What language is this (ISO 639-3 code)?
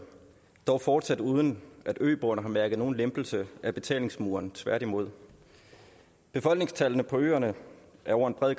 dan